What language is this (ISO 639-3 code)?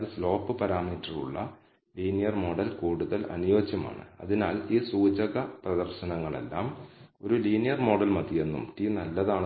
mal